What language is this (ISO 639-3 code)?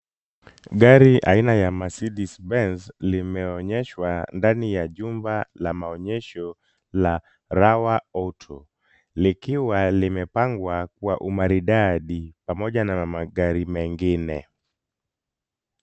swa